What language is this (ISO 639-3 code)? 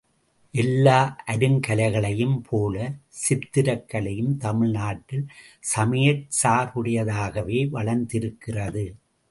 tam